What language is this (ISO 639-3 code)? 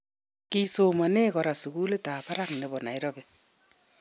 kln